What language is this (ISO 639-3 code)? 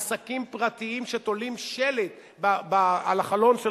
heb